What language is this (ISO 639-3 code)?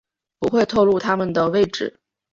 zho